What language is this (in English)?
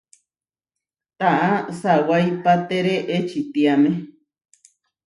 Huarijio